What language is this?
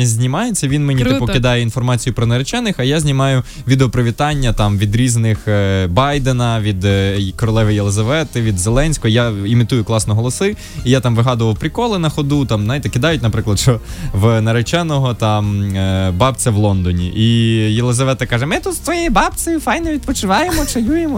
Ukrainian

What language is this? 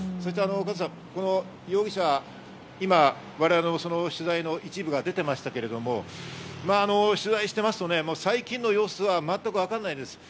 Japanese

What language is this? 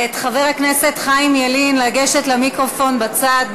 Hebrew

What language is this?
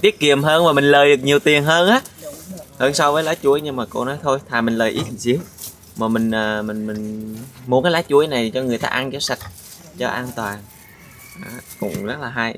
Vietnamese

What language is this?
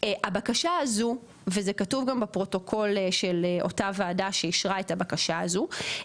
Hebrew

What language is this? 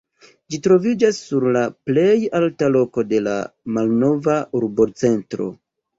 Esperanto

